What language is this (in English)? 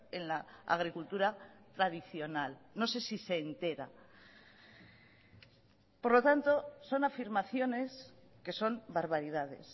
Spanish